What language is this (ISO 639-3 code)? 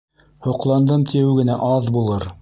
bak